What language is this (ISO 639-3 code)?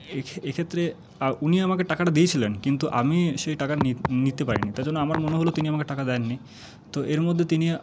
ben